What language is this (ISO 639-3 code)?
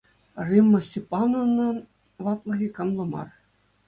chv